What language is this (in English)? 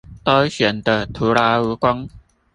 Chinese